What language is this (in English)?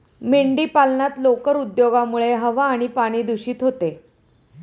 Marathi